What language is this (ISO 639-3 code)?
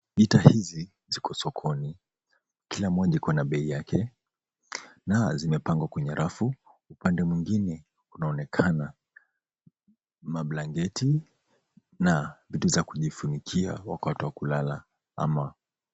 swa